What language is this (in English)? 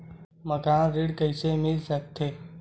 Chhattisgarhi